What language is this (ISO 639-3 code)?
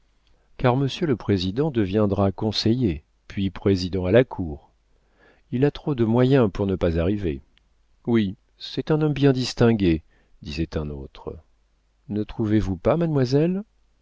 fra